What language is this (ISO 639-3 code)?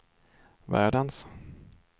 swe